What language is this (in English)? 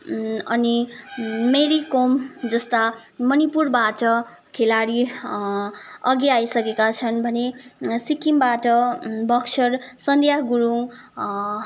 Nepali